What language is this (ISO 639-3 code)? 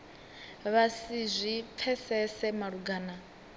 ven